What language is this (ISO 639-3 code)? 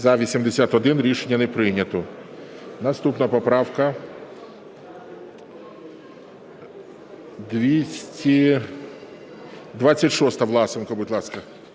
ukr